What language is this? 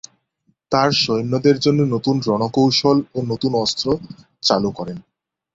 Bangla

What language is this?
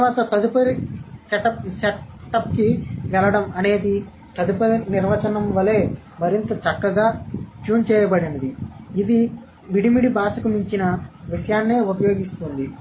Telugu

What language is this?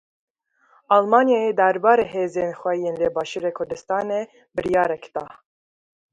Kurdish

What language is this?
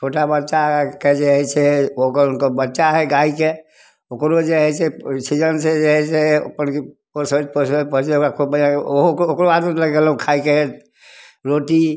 Maithili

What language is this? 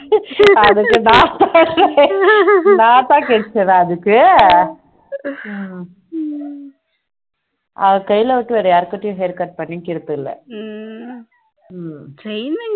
Tamil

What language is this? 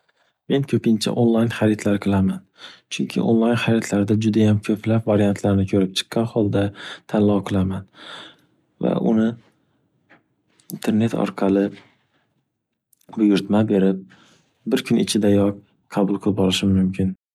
Uzbek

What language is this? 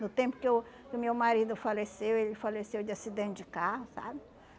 Portuguese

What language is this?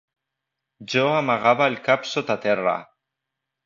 Catalan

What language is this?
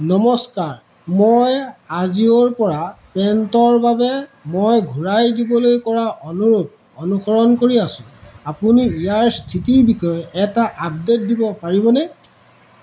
Assamese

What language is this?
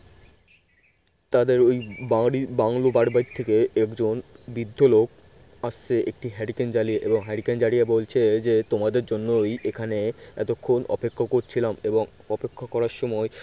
Bangla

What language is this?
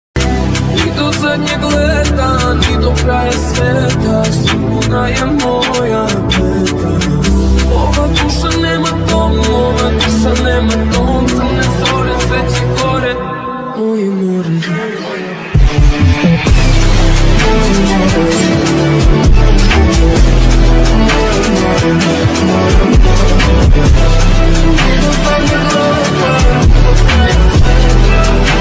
Romanian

